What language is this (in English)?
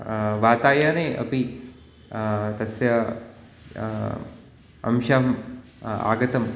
Sanskrit